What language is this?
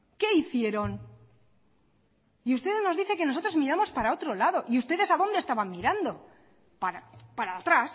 Spanish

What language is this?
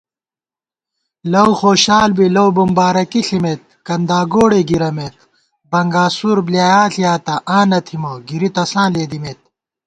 Gawar-Bati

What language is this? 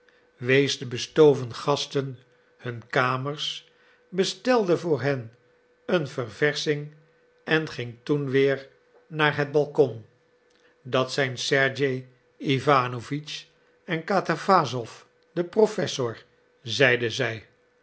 Dutch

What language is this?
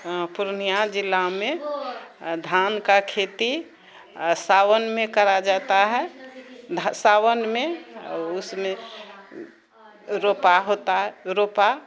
Maithili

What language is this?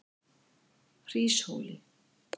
Icelandic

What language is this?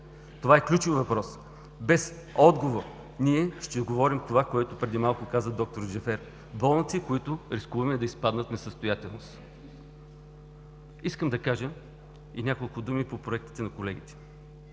Bulgarian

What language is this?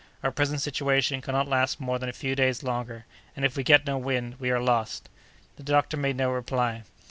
English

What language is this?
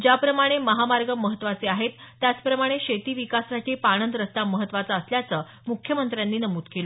Marathi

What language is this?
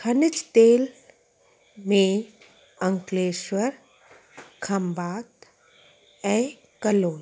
Sindhi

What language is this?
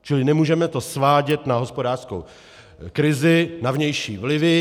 Czech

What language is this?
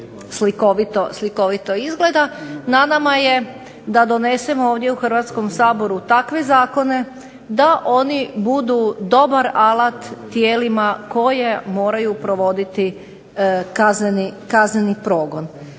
Croatian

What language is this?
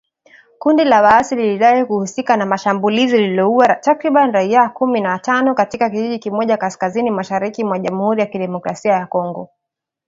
Swahili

